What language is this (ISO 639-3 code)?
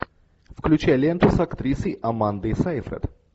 rus